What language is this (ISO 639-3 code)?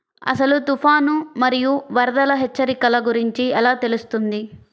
tel